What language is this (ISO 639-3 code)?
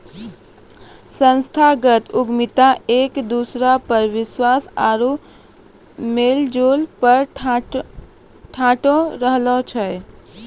mai